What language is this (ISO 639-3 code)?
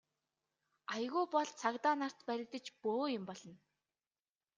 mon